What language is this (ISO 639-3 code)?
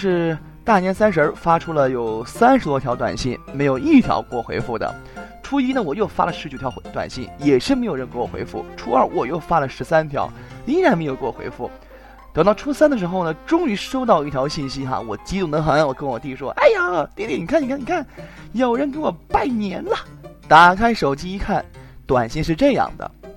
zho